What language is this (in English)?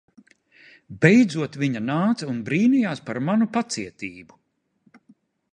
Latvian